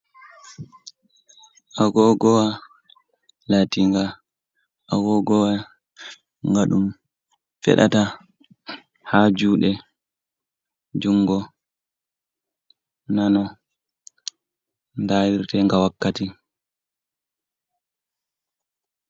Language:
Fula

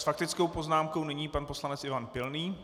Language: Czech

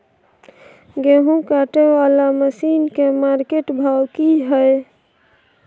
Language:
Maithili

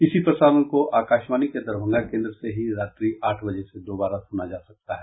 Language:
Hindi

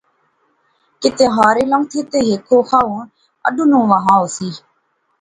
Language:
Pahari-Potwari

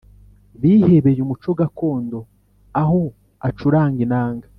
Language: Kinyarwanda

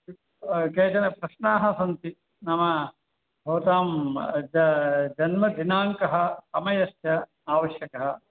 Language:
Sanskrit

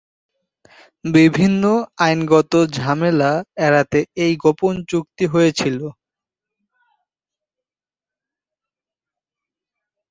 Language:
Bangla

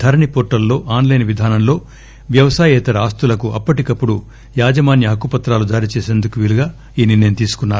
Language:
Telugu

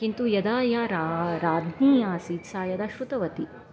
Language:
Sanskrit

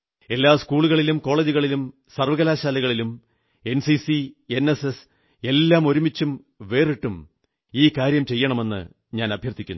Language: Malayalam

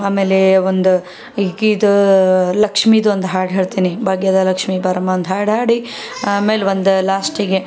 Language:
Kannada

